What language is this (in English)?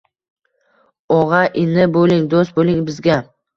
Uzbek